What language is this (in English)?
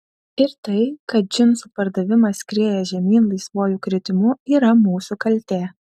Lithuanian